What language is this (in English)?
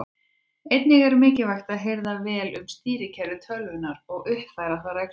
Icelandic